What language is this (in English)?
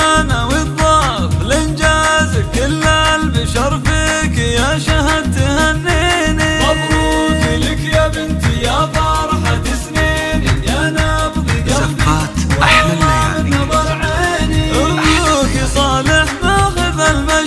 Arabic